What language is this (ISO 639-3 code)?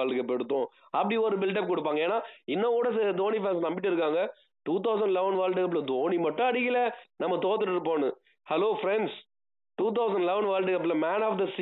tam